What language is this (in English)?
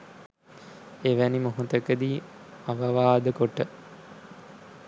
Sinhala